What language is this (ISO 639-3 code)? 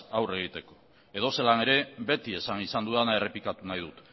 eus